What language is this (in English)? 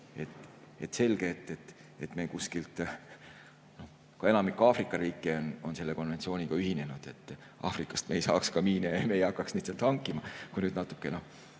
Estonian